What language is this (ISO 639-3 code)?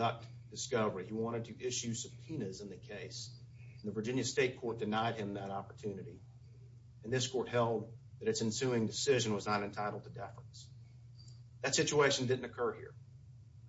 eng